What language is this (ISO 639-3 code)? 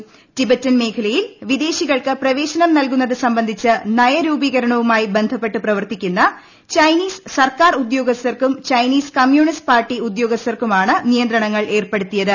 mal